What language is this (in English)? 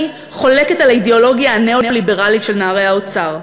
Hebrew